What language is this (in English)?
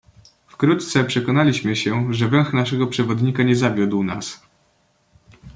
Polish